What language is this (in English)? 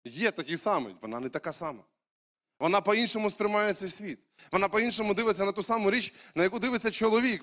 Ukrainian